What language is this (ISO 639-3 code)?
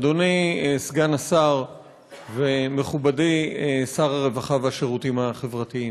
heb